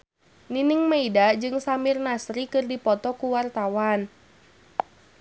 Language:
Sundanese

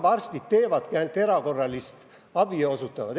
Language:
Estonian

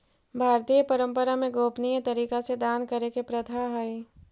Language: Magahi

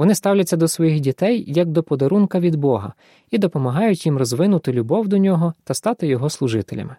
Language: Ukrainian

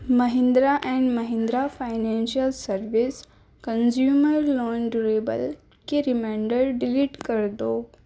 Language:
Urdu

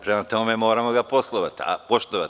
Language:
Serbian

